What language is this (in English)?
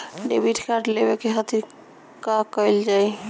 Bhojpuri